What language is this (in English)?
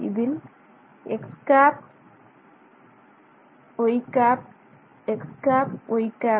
Tamil